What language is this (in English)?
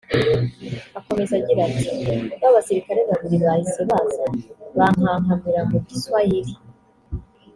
Kinyarwanda